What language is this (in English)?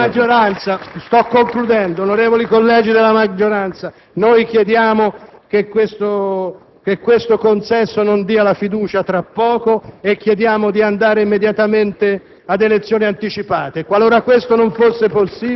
Italian